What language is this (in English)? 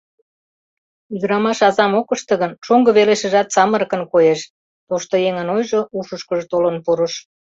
Mari